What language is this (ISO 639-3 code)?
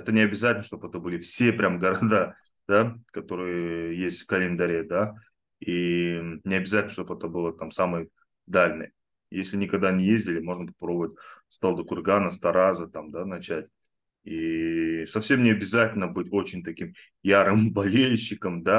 rus